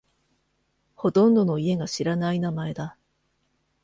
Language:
Japanese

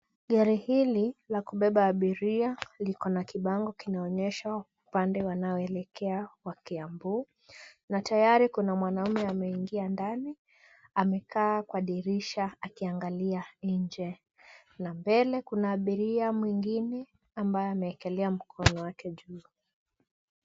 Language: Swahili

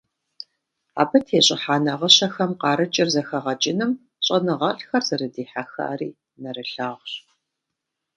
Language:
Kabardian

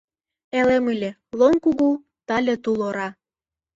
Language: Mari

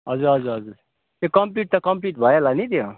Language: Nepali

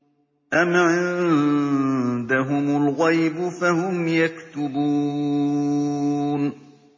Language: Arabic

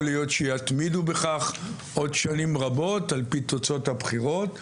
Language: Hebrew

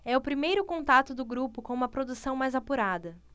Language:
Portuguese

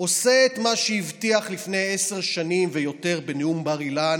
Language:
Hebrew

